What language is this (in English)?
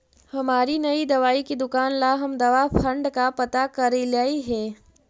Magahi